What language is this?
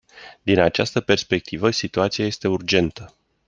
Romanian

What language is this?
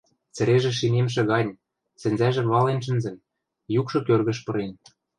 Western Mari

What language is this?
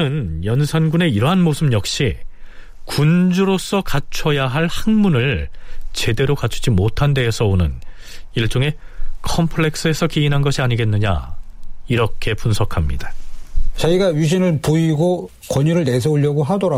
Korean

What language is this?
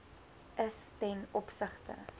Afrikaans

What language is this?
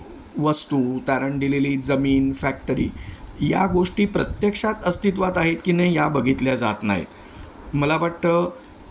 Marathi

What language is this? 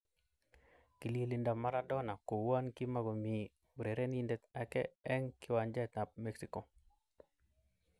Kalenjin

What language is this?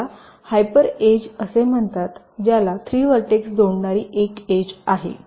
Marathi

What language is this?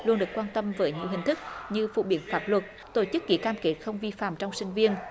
Vietnamese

